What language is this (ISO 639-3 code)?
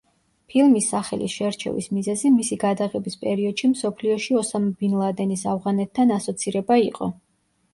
kat